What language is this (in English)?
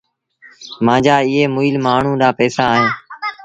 Sindhi Bhil